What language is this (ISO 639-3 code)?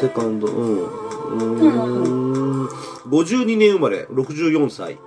jpn